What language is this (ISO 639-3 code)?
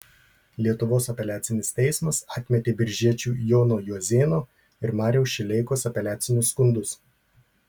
lit